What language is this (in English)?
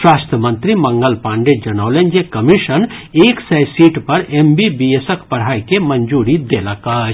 Maithili